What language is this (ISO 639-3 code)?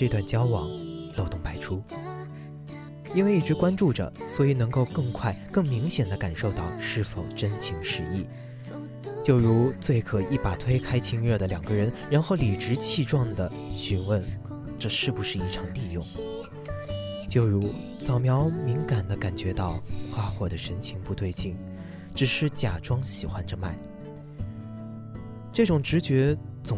zho